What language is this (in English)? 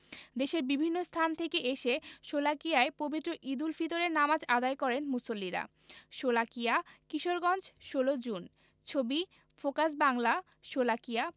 Bangla